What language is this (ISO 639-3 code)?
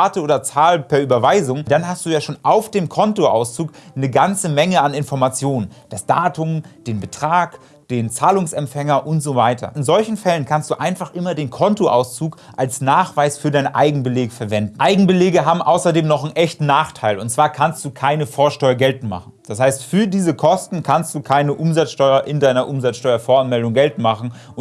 deu